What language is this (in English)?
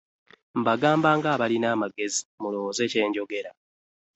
Ganda